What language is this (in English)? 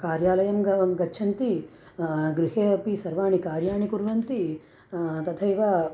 Sanskrit